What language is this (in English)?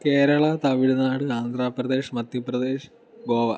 Malayalam